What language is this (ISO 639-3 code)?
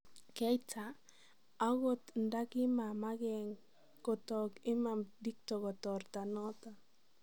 kln